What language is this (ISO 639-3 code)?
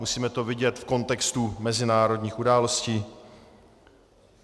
ces